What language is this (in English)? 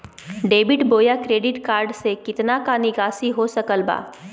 Magahi